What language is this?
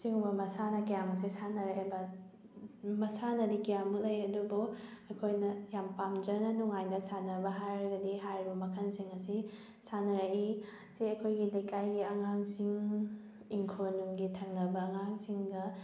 Manipuri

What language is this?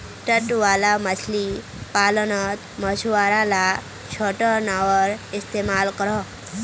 Magahi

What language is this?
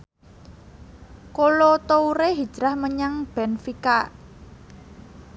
Javanese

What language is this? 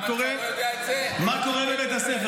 Hebrew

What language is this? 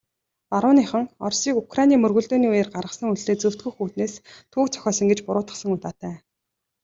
Mongolian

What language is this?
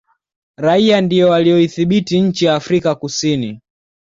Swahili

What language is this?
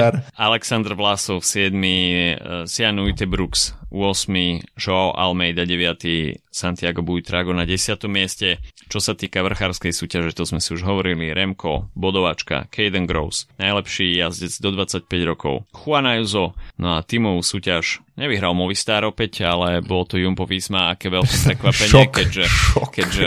Slovak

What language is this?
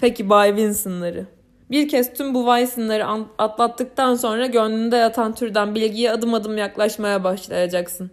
Turkish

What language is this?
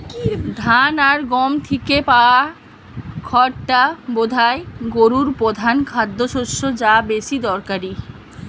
Bangla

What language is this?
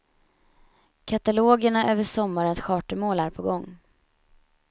Swedish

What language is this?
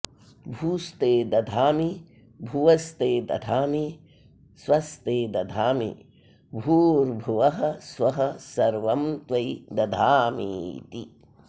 Sanskrit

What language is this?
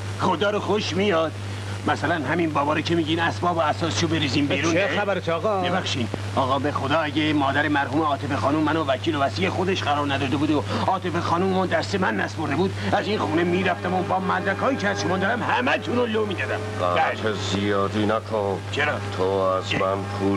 Persian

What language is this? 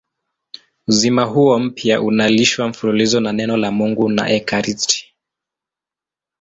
Swahili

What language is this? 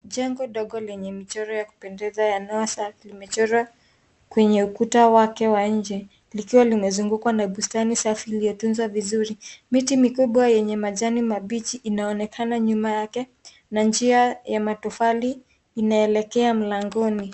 Swahili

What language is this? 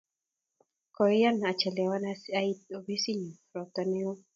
Kalenjin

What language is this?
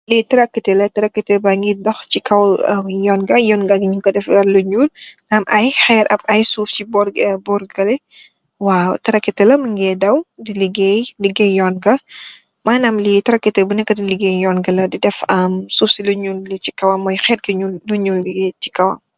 Wolof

